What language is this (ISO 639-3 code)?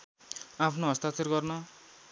nep